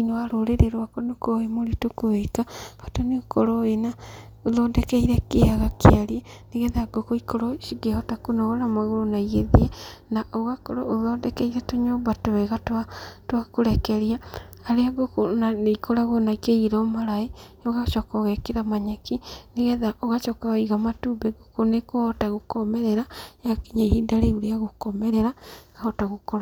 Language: Kikuyu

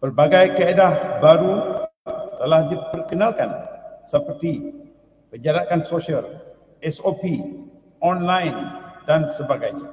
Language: Malay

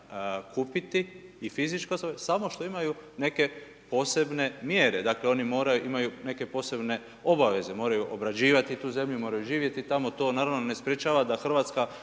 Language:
Croatian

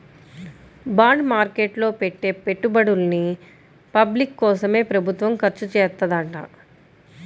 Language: Telugu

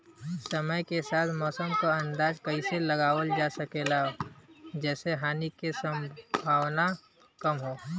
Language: Bhojpuri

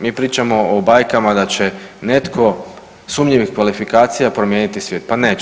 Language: Croatian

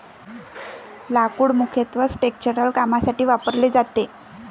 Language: Marathi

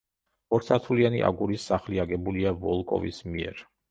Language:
Georgian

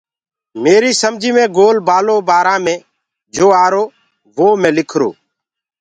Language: Gurgula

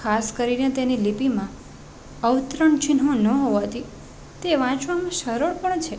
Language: Gujarati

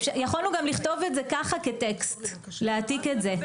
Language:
Hebrew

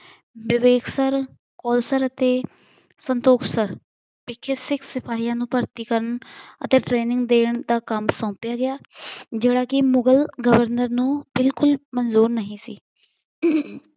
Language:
Punjabi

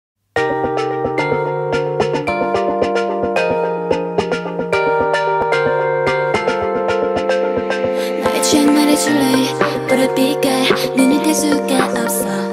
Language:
Korean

